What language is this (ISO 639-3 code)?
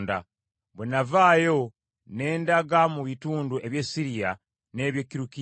lug